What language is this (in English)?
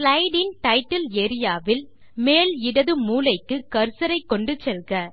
Tamil